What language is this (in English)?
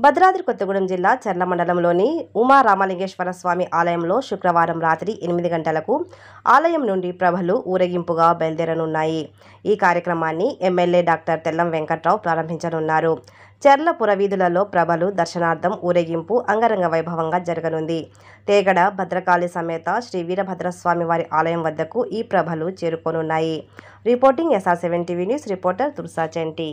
Telugu